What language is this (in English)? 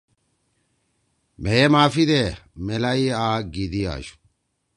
Torwali